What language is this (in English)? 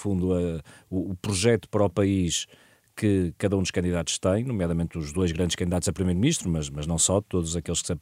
Portuguese